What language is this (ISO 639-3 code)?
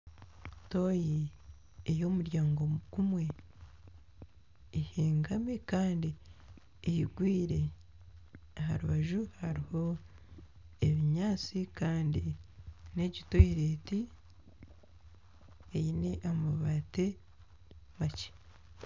nyn